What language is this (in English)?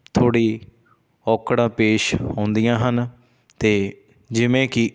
Punjabi